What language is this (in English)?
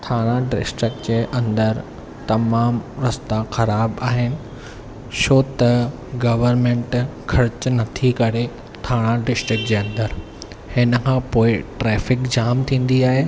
Sindhi